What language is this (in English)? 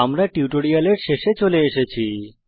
Bangla